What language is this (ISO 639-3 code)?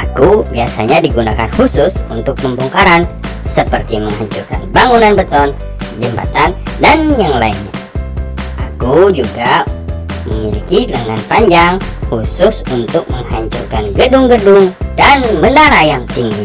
ind